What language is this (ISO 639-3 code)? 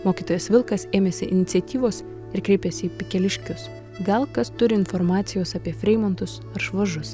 lit